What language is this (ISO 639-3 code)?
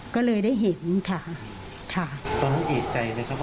tha